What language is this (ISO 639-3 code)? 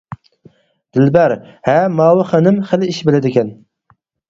uig